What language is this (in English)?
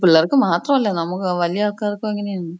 Malayalam